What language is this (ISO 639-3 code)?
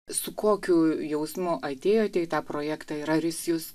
lit